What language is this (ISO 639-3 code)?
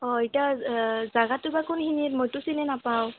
asm